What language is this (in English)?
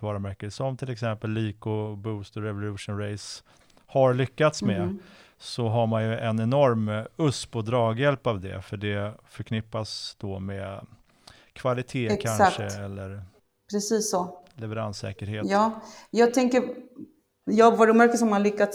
Swedish